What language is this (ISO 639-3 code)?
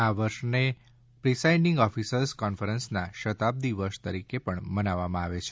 guj